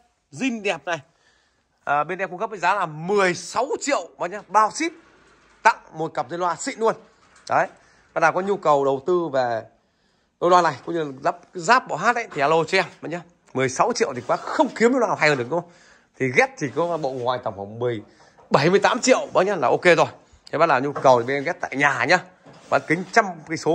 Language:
Vietnamese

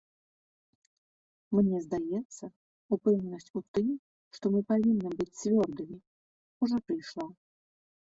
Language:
Belarusian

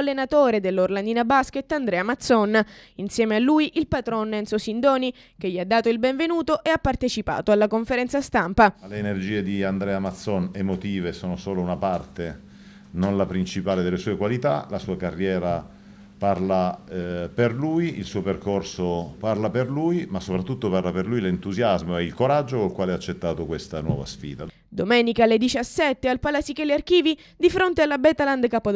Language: Italian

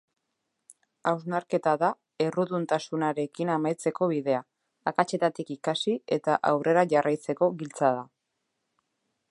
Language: Basque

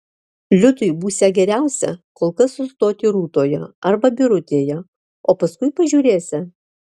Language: Lithuanian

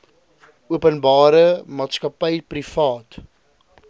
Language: Afrikaans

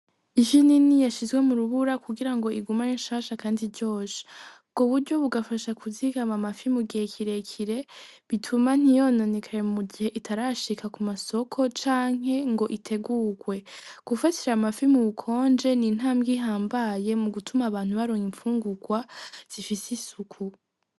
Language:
Rundi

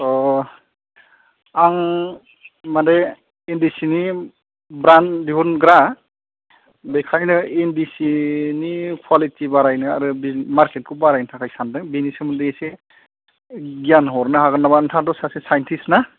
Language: Bodo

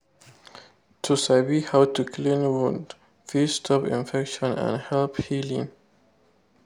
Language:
Nigerian Pidgin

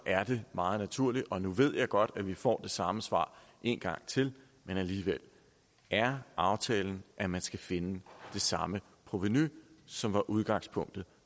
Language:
Danish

